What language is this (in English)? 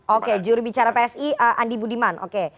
Indonesian